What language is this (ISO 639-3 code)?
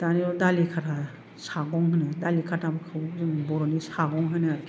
brx